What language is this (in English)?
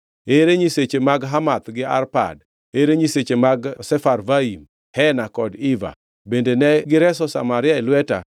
Luo (Kenya and Tanzania)